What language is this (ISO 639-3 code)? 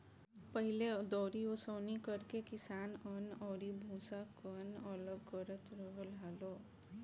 bho